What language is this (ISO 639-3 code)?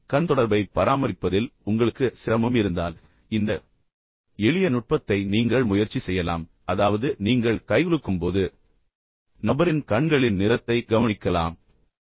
tam